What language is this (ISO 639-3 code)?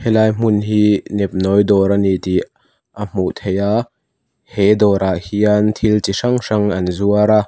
lus